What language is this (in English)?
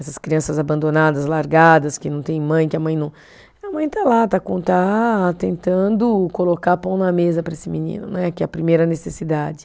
Portuguese